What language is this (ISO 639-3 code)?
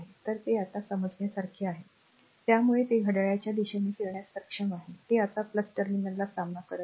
mar